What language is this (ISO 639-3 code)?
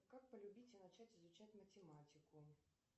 rus